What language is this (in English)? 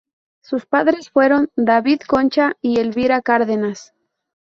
Spanish